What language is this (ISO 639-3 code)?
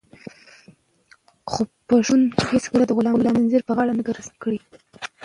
pus